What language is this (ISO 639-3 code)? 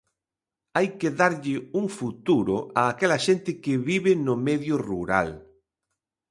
glg